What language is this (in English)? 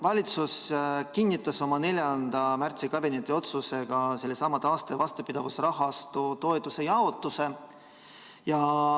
Estonian